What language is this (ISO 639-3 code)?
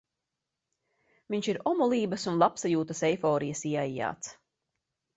lav